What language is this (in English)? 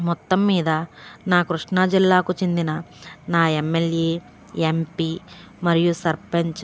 Telugu